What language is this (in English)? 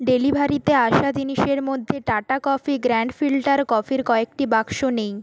Bangla